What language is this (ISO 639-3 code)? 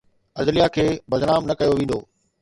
snd